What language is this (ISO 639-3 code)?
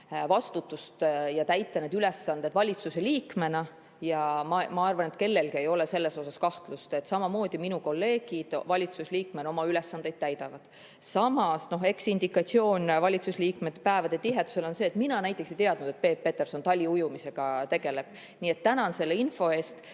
est